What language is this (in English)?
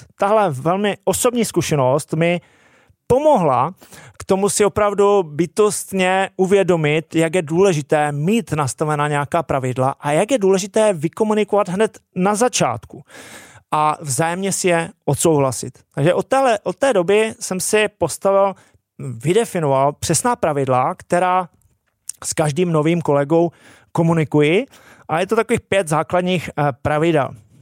Czech